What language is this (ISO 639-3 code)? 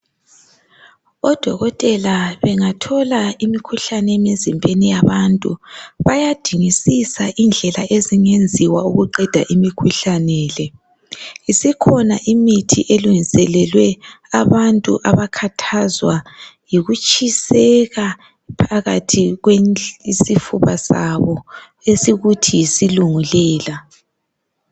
nde